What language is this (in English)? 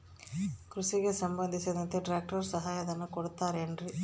Kannada